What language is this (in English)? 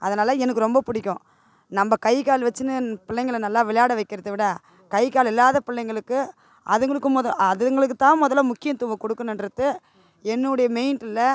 Tamil